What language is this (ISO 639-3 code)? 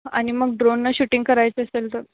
mar